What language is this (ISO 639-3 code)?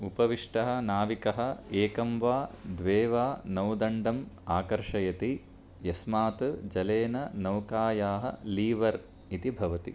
san